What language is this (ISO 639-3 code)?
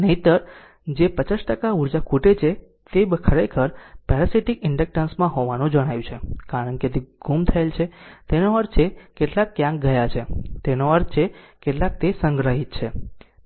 guj